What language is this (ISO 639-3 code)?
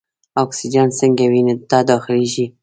pus